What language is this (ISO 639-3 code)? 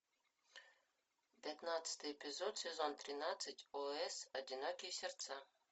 rus